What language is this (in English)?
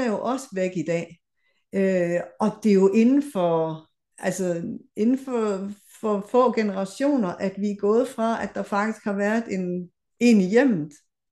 Danish